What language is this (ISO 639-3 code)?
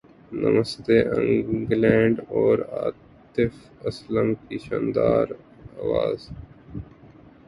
urd